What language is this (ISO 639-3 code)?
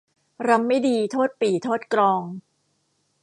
tha